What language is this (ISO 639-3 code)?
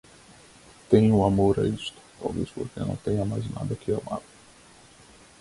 por